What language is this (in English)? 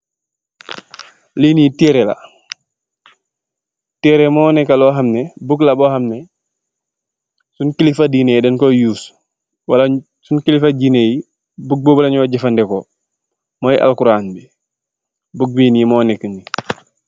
Wolof